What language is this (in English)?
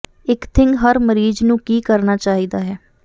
Punjabi